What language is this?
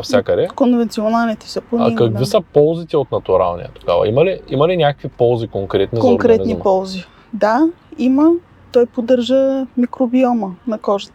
Bulgarian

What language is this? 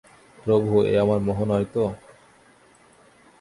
Bangla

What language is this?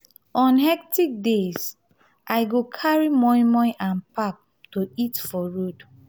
Nigerian Pidgin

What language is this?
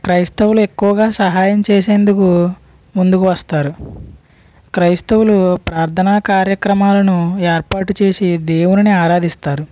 Telugu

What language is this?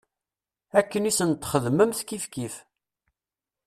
Kabyle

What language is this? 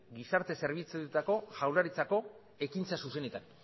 Basque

